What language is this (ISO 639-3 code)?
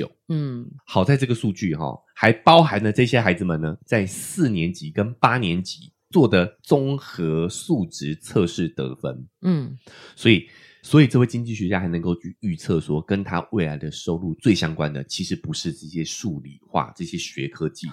zho